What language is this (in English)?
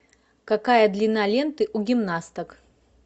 Russian